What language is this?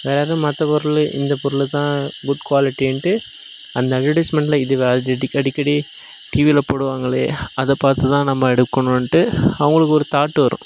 Tamil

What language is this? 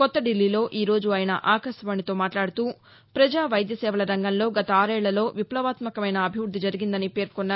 Telugu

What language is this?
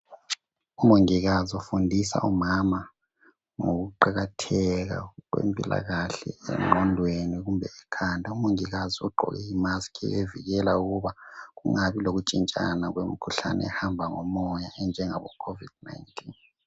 North Ndebele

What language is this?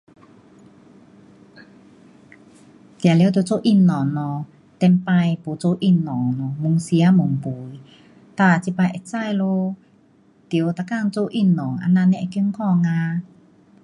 Pu-Xian Chinese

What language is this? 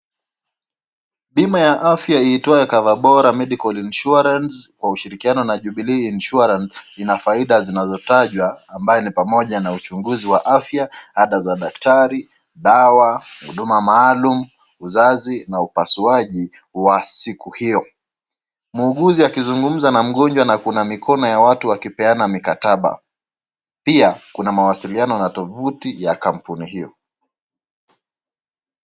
Swahili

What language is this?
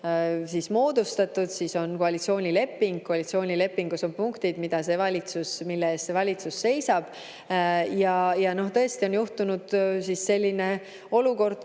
Estonian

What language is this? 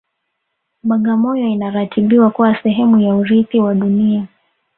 Swahili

